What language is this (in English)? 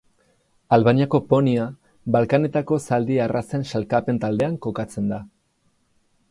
Basque